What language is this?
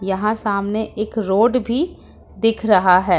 Hindi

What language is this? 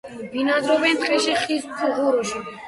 Georgian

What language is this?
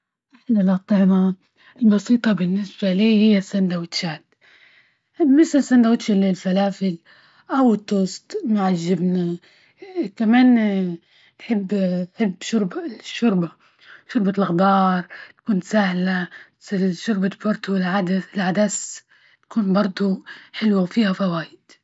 Libyan Arabic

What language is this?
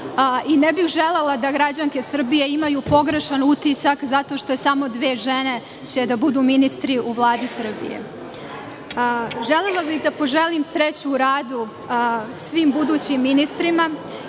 Serbian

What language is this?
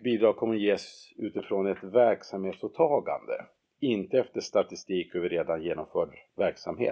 Swedish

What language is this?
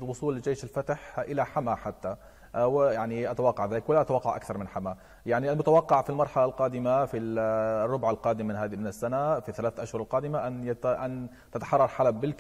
Arabic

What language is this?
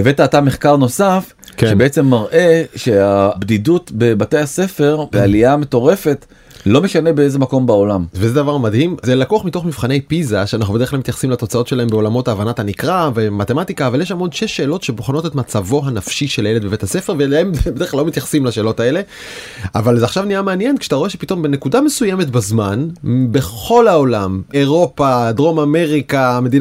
Hebrew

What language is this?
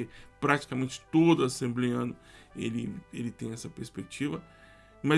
Portuguese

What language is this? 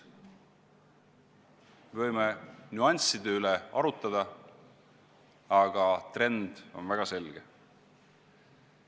Estonian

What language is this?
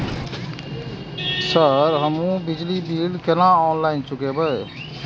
Maithili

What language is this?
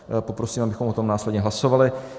Czech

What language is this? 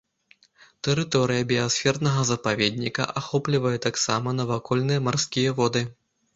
Belarusian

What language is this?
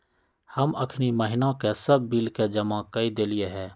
Magahi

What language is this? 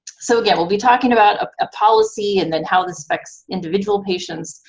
English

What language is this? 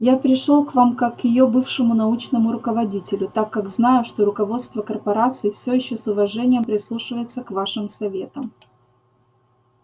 Russian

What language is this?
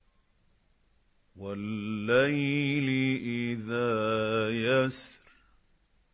Arabic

